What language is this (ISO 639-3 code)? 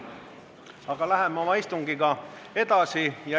est